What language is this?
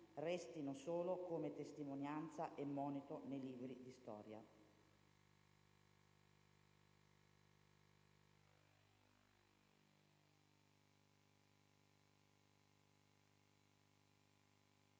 Italian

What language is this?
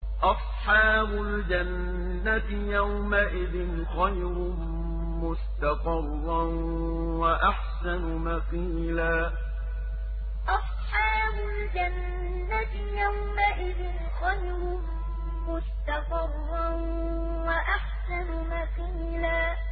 Arabic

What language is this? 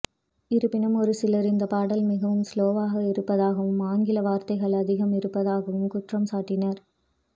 Tamil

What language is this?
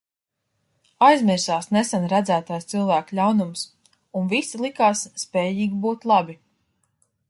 Latvian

